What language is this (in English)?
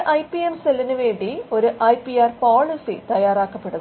Malayalam